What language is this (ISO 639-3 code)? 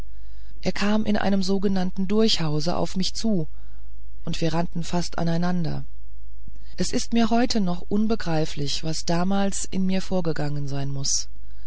deu